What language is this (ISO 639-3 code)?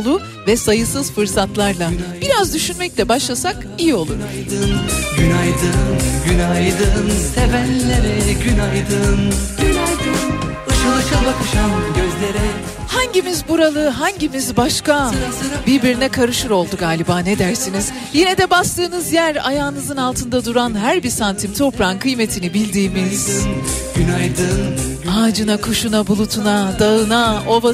tur